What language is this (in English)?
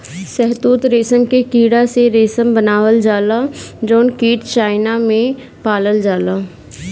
Bhojpuri